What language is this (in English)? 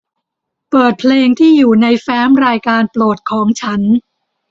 Thai